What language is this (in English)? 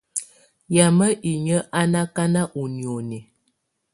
Tunen